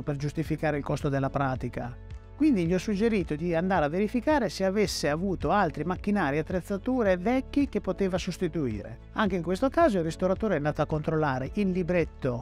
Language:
Italian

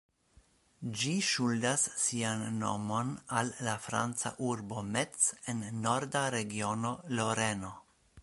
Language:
Esperanto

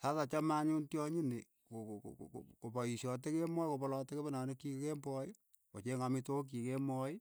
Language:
Keiyo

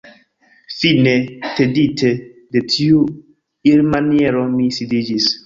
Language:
Esperanto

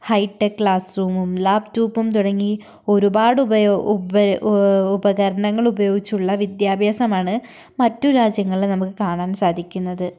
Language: Malayalam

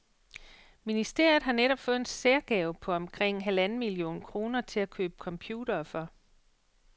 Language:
Danish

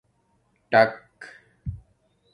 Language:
Domaaki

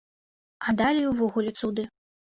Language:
Belarusian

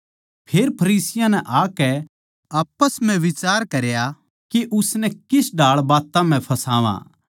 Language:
Haryanvi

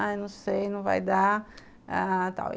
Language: Portuguese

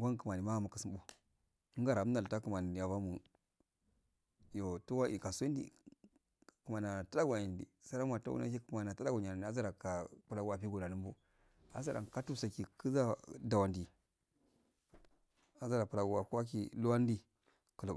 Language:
Afade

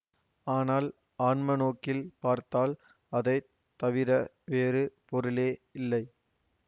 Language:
Tamil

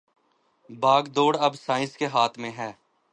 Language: Urdu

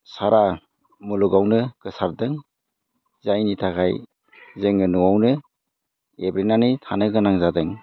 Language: Bodo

